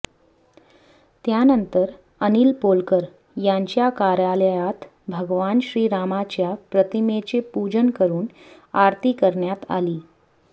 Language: Marathi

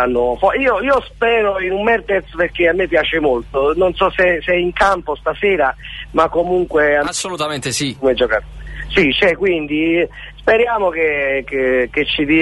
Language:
Italian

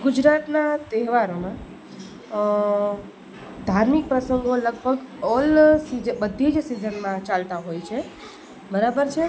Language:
Gujarati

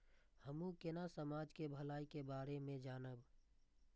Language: Maithili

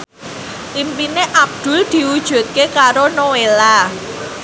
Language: Javanese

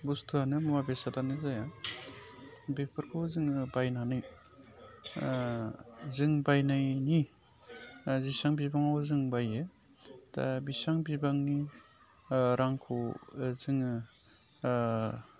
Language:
Bodo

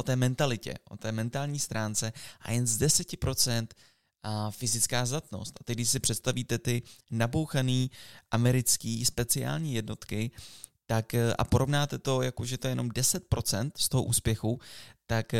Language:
Czech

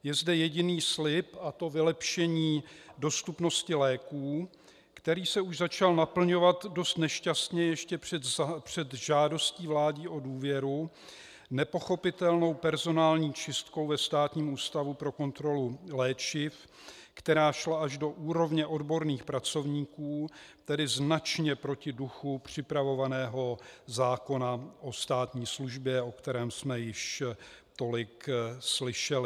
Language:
Czech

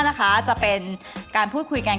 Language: Thai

